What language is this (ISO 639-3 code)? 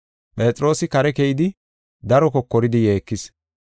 gof